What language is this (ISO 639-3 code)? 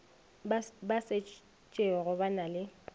nso